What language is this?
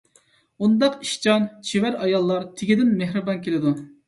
Uyghur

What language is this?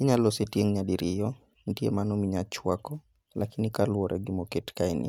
Luo (Kenya and Tanzania)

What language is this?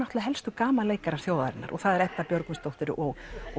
Icelandic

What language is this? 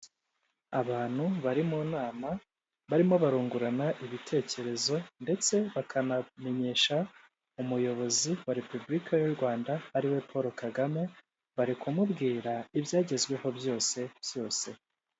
Kinyarwanda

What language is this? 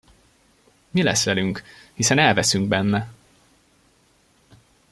Hungarian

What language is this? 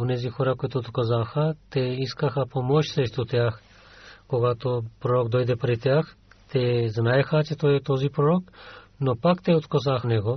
Bulgarian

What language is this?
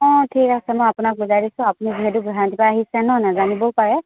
Assamese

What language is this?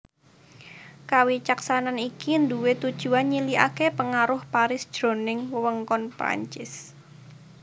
Javanese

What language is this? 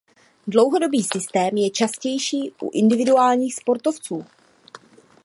Czech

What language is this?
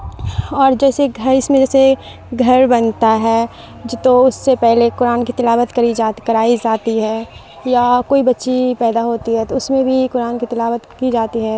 Urdu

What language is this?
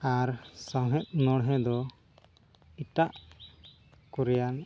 Santali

